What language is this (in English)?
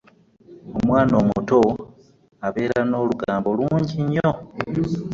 Ganda